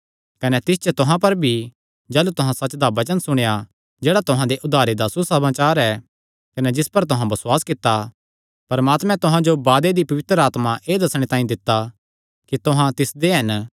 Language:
Kangri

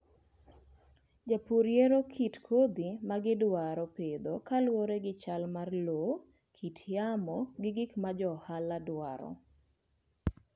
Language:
Luo (Kenya and Tanzania)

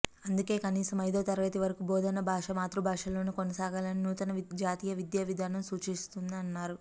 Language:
Telugu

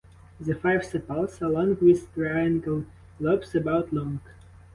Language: English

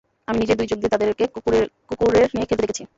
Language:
Bangla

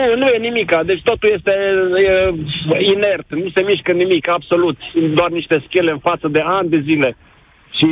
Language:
Romanian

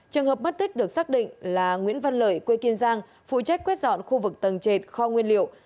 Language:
Vietnamese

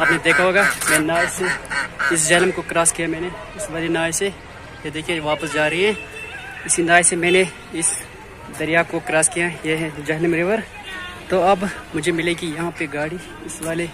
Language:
Hindi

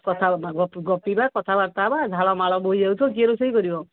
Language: Odia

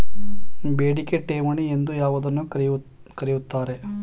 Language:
Kannada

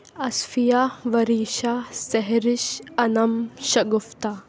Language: Urdu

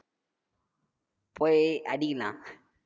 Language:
Tamil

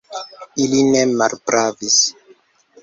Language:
Esperanto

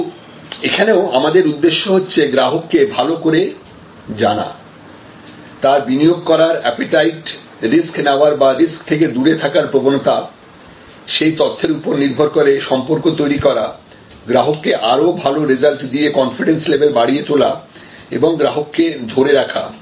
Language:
Bangla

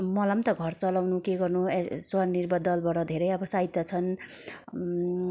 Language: Nepali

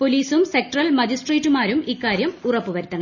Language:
Malayalam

